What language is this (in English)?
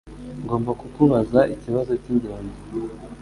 Kinyarwanda